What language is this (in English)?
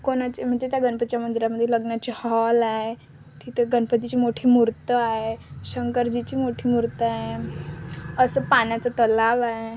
Marathi